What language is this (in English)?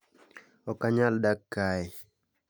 Luo (Kenya and Tanzania)